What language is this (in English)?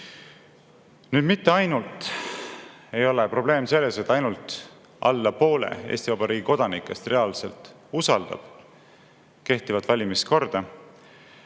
Estonian